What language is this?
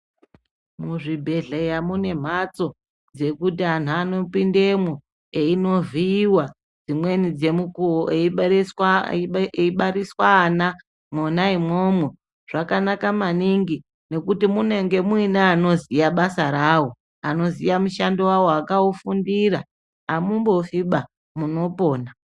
Ndau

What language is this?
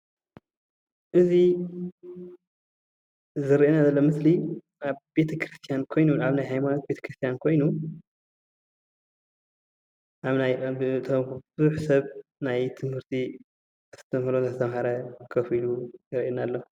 Tigrinya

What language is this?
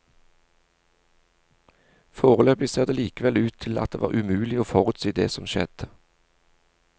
Norwegian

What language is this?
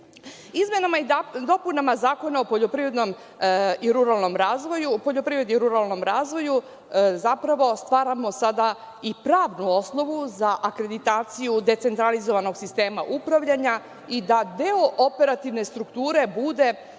Serbian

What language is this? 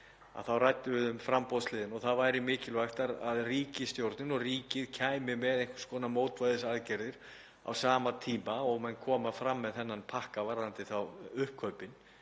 Icelandic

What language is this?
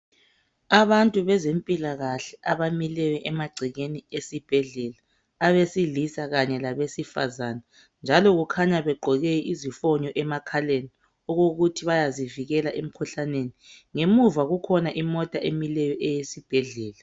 North Ndebele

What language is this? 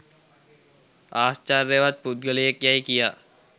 Sinhala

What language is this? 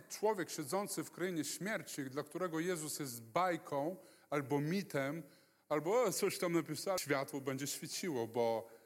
Polish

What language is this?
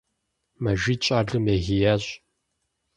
Kabardian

